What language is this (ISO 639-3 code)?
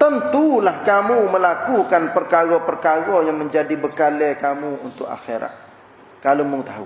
msa